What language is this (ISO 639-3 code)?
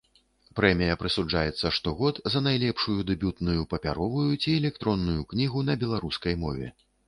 bel